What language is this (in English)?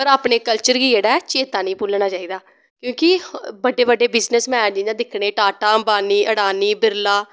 Dogri